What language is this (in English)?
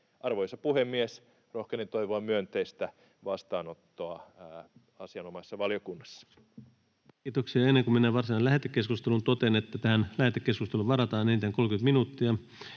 Finnish